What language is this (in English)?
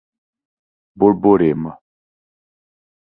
Portuguese